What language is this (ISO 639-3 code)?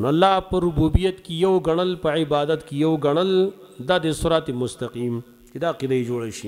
ara